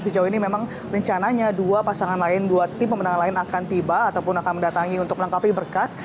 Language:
Indonesian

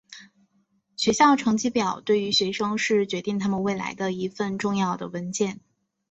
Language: Chinese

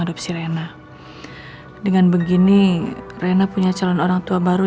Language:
Indonesian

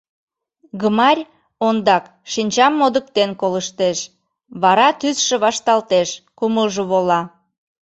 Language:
Mari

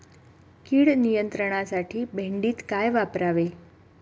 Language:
Marathi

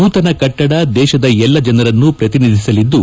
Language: Kannada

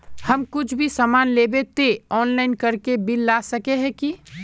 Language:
Magahi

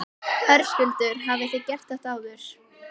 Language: Icelandic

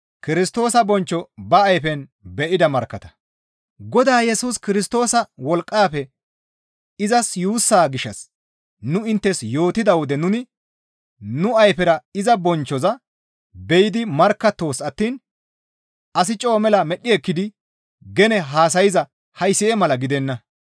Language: Gamo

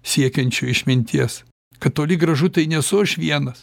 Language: Lithuanian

